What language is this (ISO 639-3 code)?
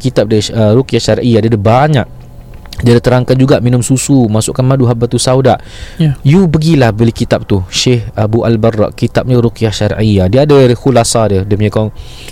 msa